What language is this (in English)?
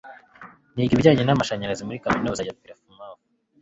Kinyarwanda